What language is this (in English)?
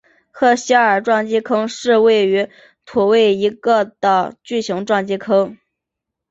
Chinese